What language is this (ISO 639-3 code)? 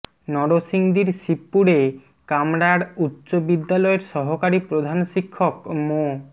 ben